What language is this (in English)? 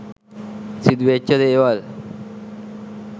Sinhala